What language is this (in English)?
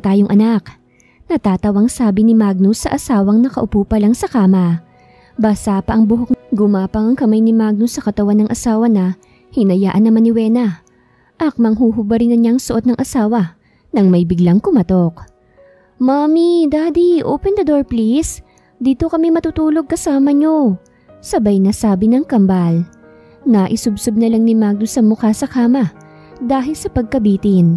Filipino